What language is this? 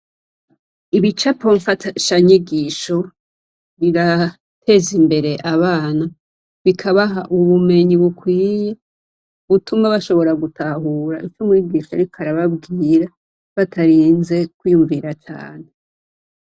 Rundi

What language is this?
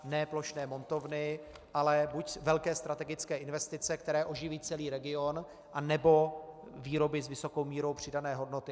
Czech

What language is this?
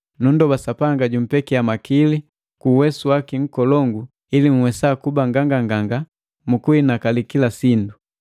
Matengo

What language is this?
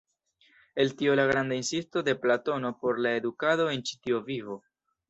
Esperanto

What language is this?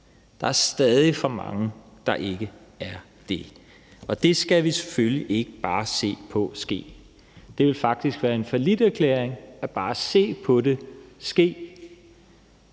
Danish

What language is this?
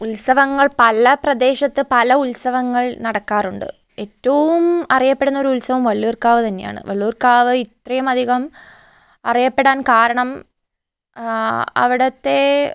Malayalam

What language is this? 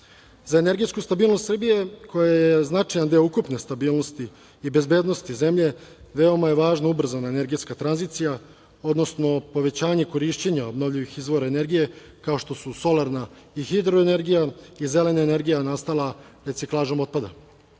Serbian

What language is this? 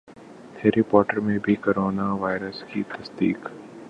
Urdu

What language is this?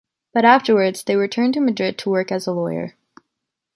English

